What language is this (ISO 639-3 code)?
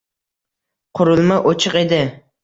uzb